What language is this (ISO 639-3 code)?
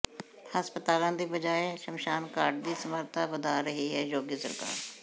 pan